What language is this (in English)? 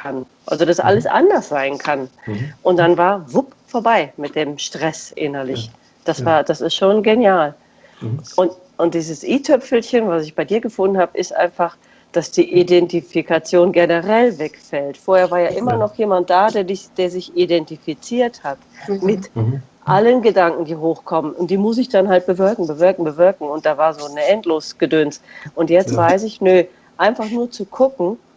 German